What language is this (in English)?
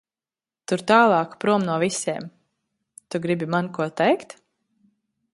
Latvian